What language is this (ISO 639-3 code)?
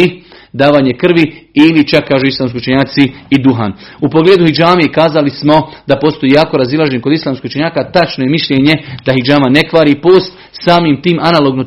hrv